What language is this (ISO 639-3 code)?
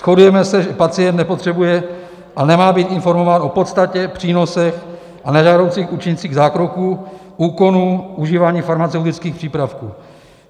ces